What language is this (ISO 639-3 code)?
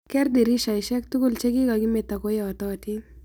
kln